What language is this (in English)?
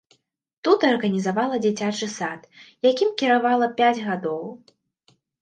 Belarusian